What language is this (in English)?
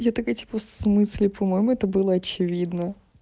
Russian